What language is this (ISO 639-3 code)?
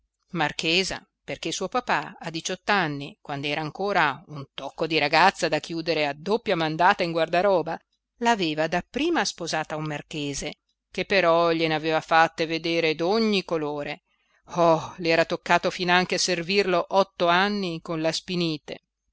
ita